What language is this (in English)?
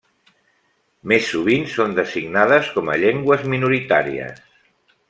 Catalan